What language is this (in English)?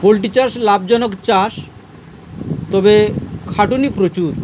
Bangla